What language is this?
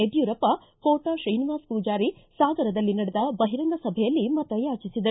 Kannada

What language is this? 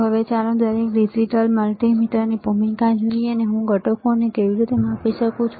Gujarati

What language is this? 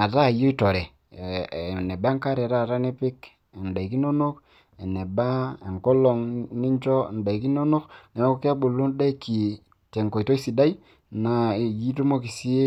Masai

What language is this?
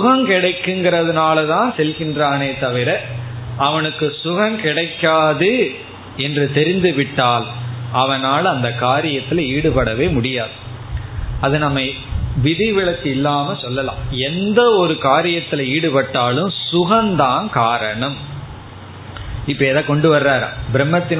Tamil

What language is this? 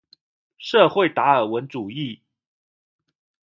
Chinese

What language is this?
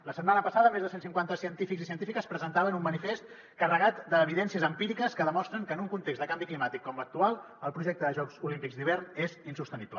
Catalan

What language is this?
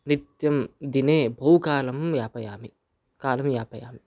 Sanskrit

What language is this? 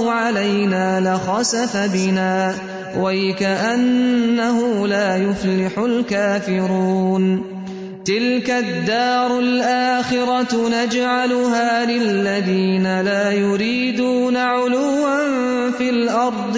Urdu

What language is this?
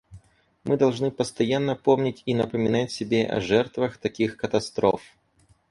Russian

